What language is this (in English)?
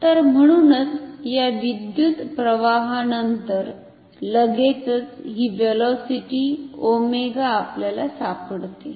Marathi